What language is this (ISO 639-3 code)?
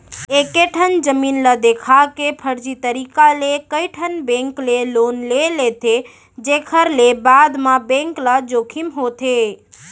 hne